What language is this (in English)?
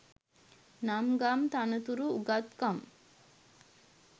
Sinhala